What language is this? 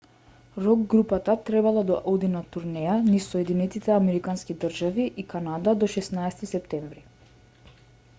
Macedonian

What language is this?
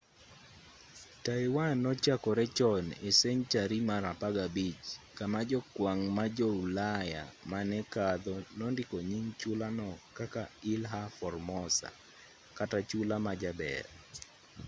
Luo (Kenya and Tanzania)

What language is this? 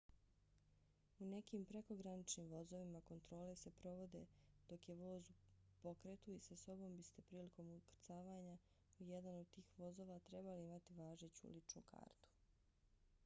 Bosnian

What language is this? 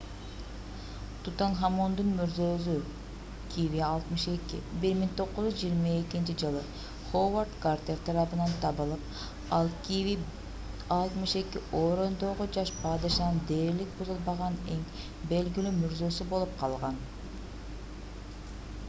Kyrgyz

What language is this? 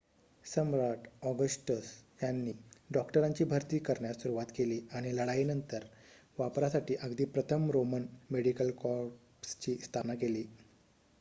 Marathi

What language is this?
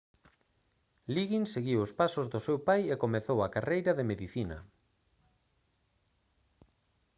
Galician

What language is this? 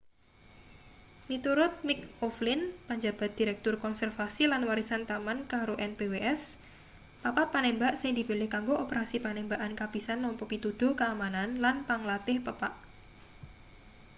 Javanese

